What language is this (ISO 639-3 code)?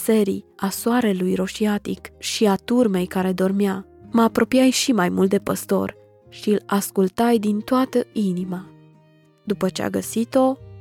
ron